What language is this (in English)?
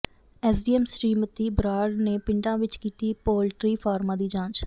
Punjabi